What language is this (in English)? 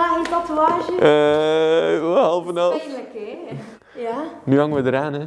Dutch